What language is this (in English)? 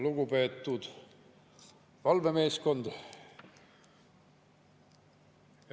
Estonian